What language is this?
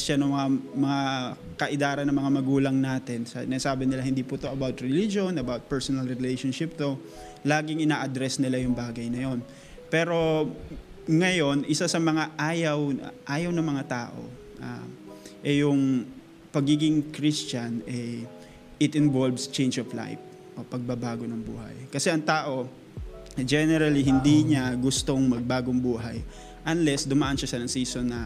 Filipino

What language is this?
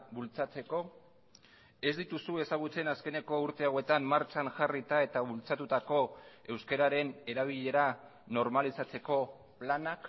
Basque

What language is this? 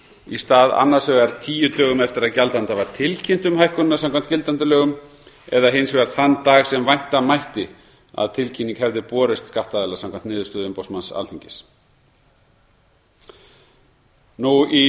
Icelandic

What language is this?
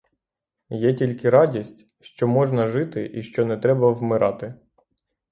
Ukrainian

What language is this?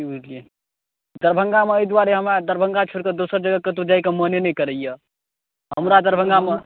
Maithili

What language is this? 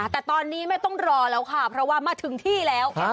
Thai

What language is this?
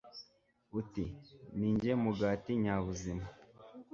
Kinyarwanda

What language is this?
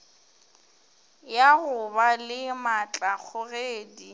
Northern Sotho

